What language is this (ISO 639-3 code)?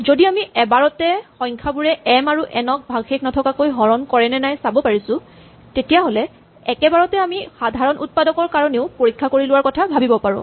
asm